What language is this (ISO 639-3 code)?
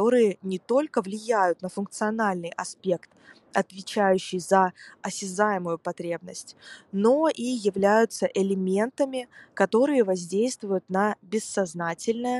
rus